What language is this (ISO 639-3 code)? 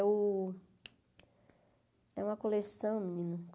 por